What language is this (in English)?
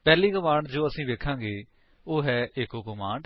Punjabi